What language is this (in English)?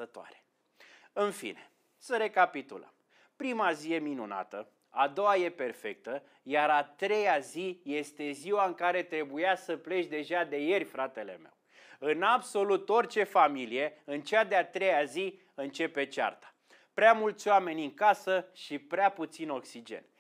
Romanian